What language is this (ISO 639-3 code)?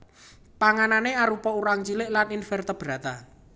jav